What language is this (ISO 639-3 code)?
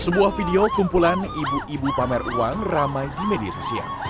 ind